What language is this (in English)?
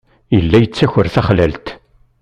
Kabyle